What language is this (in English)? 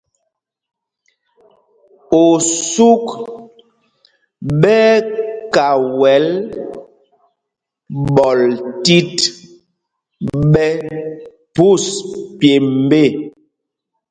Mpumpong